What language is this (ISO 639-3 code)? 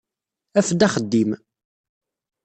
kab